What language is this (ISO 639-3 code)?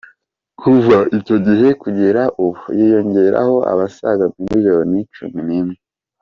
kin